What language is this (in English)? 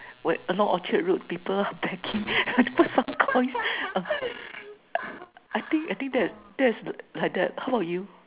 English